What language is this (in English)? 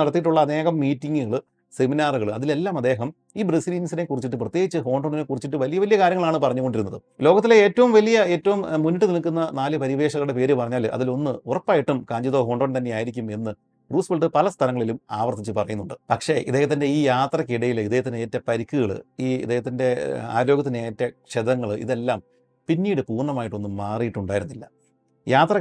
Malayalam